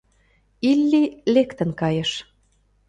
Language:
Mari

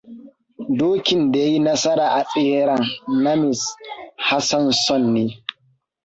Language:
Hausa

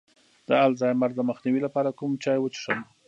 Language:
Pashto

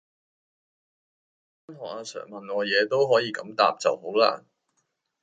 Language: Cantonese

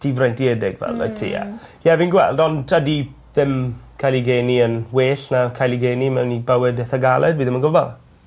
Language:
Welsh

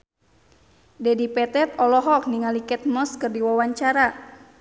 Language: Sundanese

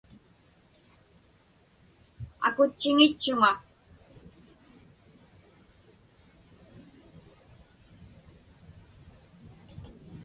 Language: Inupiaq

